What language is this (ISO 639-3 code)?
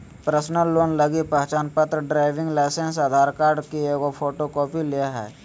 mag